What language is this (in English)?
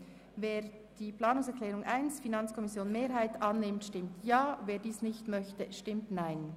Swiss German